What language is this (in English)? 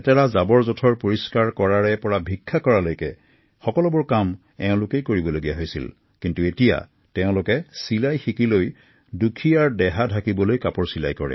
Assamese